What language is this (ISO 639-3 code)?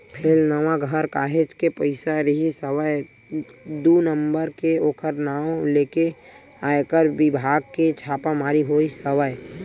hne